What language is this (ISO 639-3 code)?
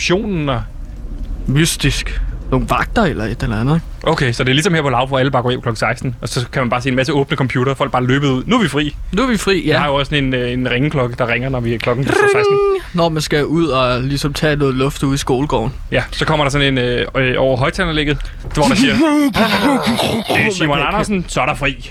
dan